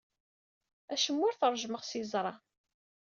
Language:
Kabyle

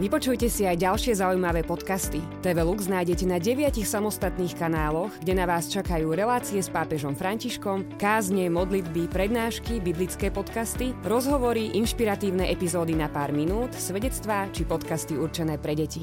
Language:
Slovak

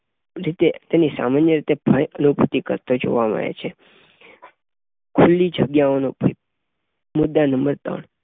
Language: Gujarati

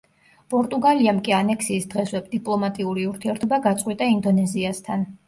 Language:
Georgian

